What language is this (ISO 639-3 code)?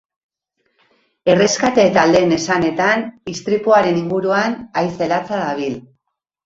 eus